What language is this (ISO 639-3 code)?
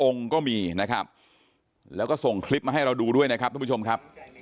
tha